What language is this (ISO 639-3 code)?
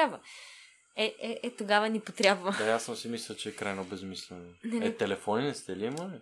bul